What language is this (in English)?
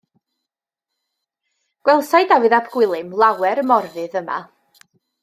Welsh